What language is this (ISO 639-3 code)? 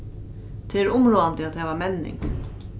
fao